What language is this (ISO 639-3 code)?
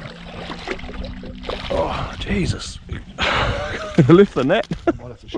eng